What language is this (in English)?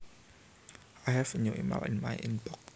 Javanese